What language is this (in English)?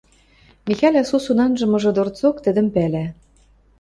Western Mari